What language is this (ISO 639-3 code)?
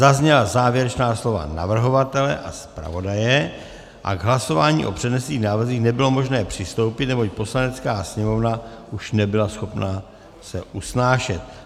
ces